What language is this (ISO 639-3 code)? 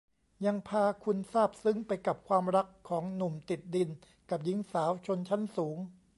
tha